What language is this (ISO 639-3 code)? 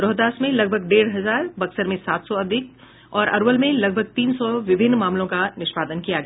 hin